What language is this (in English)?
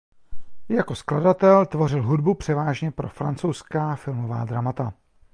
Czech